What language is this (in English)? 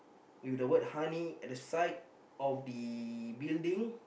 English